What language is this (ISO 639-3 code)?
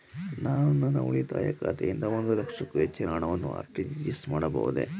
kan